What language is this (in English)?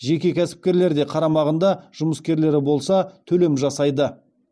Kazakh